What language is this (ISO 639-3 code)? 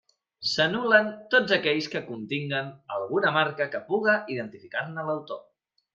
cat